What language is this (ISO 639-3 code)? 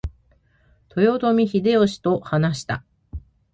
jpn